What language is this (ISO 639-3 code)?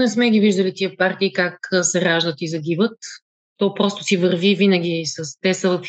bul